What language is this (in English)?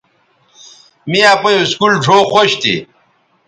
Bateri